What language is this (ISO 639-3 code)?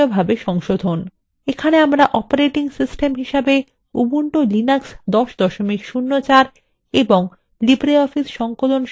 ben